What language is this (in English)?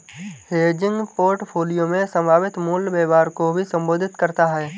Hindi